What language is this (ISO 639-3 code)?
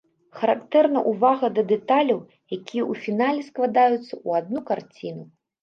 bel